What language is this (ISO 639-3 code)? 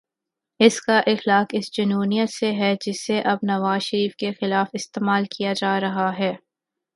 urd